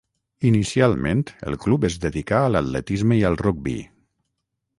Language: Catalan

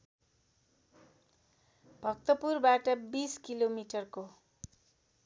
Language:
Nepali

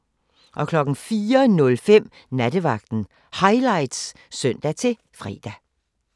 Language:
Danish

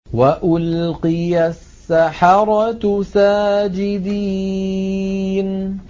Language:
Arabic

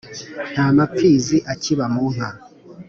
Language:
Kinyarwanda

